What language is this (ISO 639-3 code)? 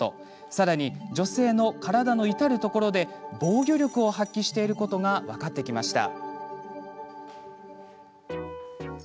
jpn